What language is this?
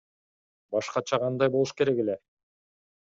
Kyrgyz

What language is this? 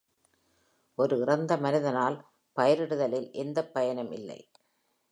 Tamil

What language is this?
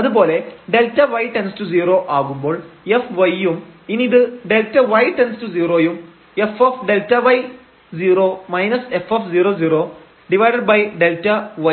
Malayalam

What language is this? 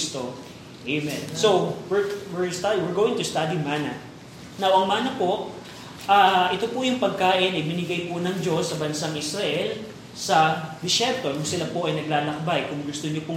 Filipino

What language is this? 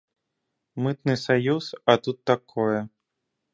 Belarusian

